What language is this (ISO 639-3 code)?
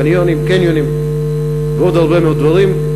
heb